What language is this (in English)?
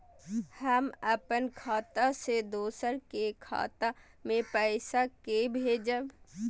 Maithili